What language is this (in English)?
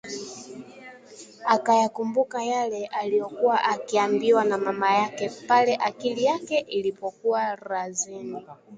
Swahili